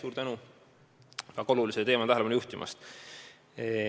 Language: Estonian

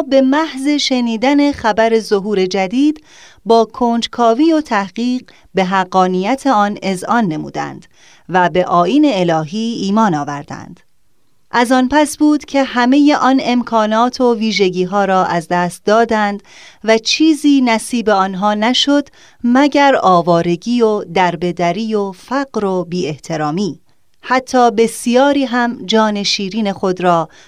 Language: Persian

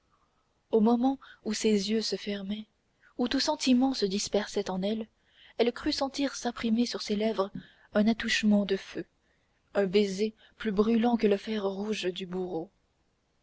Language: French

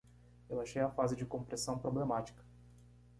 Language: Portuguese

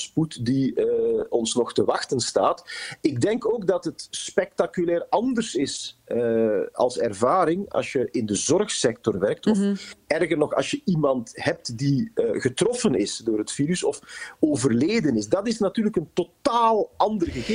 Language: Dutch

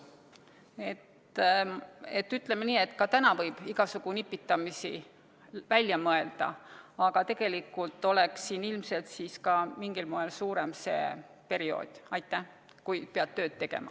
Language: Estonian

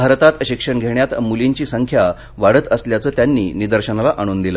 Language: Marathi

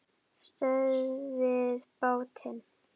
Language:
Icelandic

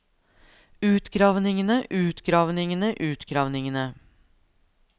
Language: Norwegian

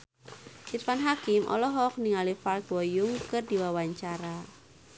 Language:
Sundanese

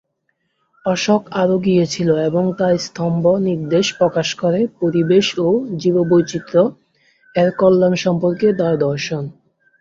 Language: Bangla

